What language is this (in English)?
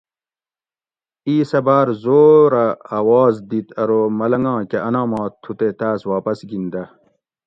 Gawri